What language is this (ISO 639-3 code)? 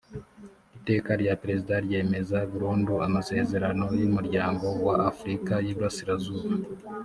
kin